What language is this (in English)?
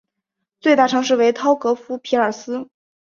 Chinese